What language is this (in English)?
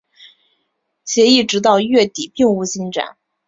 Chinese